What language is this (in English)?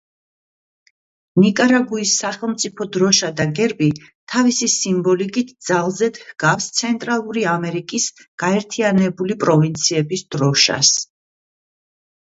Georgian